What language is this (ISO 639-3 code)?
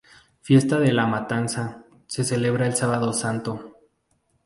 spa